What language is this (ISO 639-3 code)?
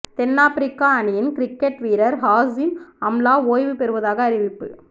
tam